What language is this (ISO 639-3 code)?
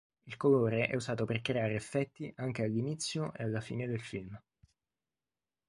ita